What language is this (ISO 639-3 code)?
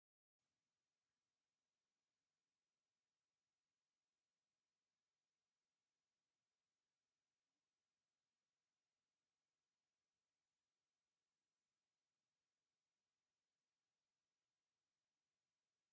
tir